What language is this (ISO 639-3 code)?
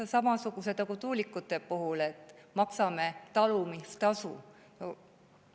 est